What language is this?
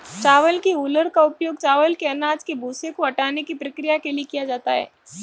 Hindi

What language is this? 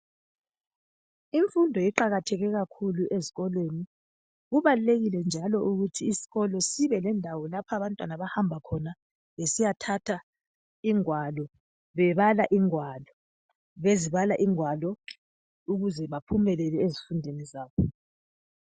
North Ndebele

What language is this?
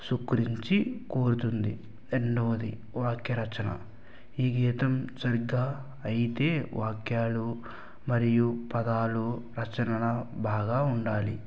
Telugu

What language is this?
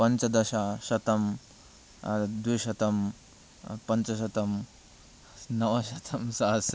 Sanskrit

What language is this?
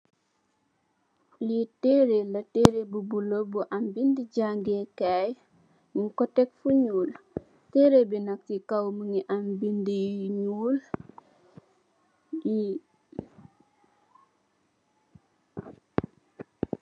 Wolof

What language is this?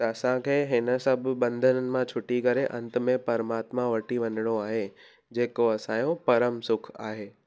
Sindhi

